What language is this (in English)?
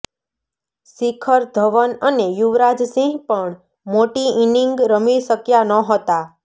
Gujarati